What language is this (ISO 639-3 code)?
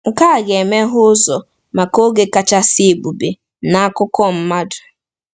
ibo